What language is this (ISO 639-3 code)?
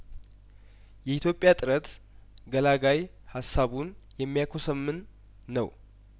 amh